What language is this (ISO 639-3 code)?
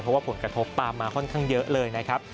tha